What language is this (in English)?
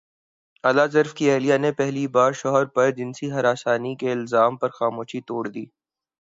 Urdu